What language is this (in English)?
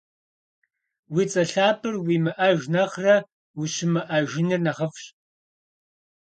Kabardian